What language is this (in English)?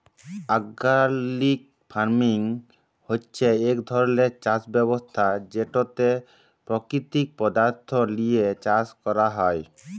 Bangla